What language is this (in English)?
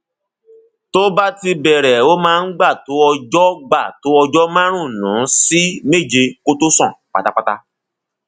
Yoruba